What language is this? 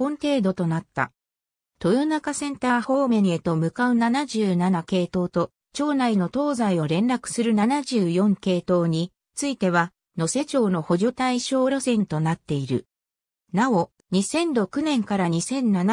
Japanese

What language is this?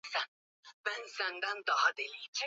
Swahili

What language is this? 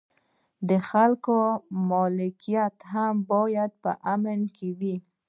Pashto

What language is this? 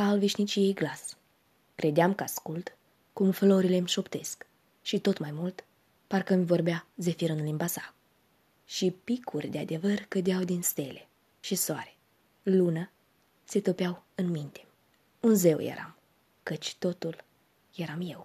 Romanian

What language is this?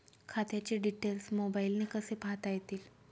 Marathi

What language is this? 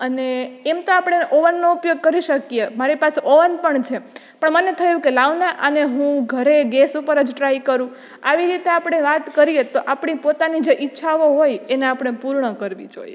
Gujarati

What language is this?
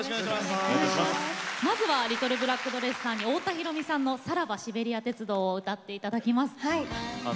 Japanese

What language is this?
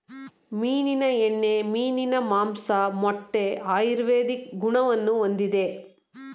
Kannada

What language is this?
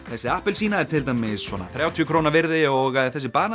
Icelandic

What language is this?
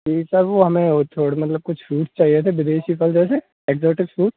Hindi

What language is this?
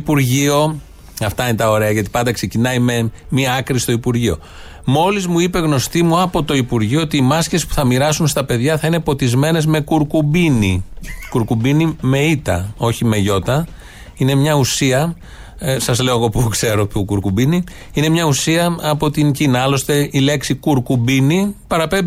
Greek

